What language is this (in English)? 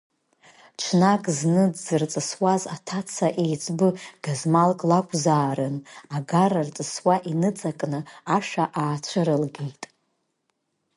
Abkhazian